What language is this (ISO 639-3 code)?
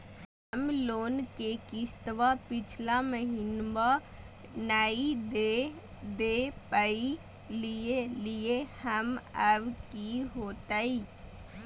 mag